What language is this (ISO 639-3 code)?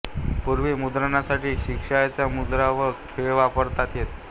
mar